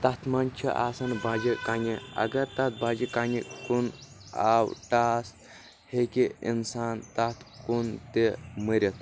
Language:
Kashmiri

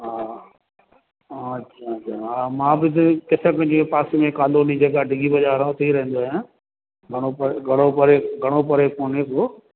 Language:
Sindhi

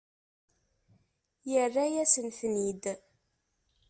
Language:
Kabyle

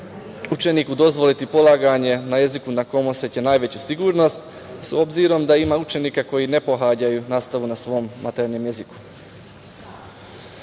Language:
Serbian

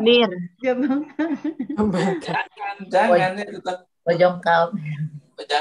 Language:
Indonesian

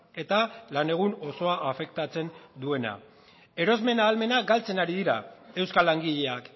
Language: Basque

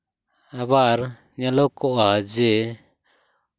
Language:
Santali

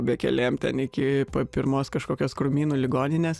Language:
Lithuanian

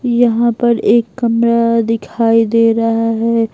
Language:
Hindi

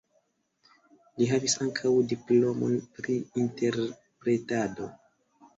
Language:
Esperanto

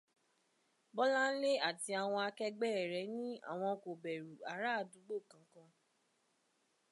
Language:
Yoruba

